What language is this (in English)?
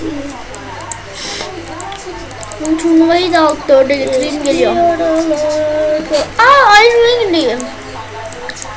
Turkish